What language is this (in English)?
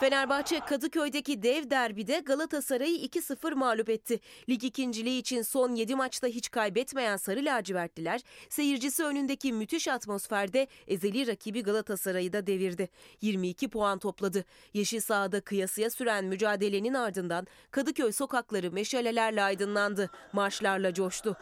Turkish